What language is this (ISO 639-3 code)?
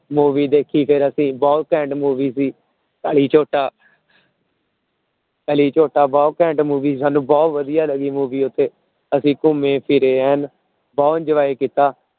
pan